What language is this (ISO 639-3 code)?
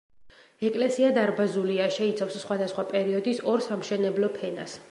kat